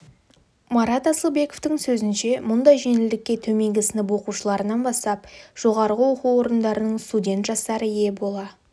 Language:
Kazakh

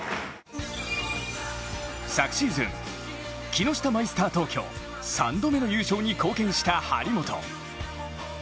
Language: Japanese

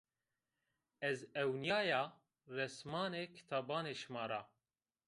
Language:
Zaza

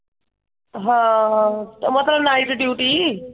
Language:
Punjabi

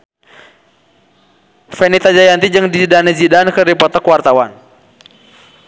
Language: Sundanese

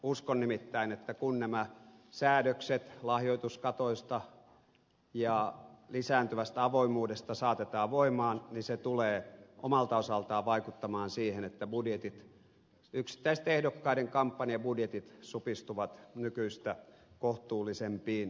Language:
Finnish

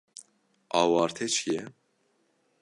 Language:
Kurdish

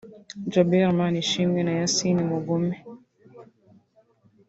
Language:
Kinyarwanda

